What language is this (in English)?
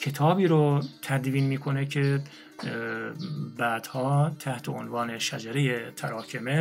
Persian